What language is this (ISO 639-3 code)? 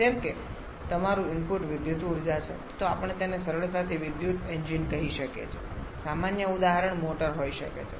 guj